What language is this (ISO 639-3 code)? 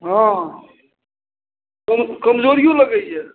mai